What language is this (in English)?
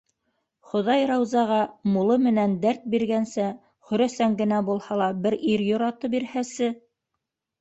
Bashkir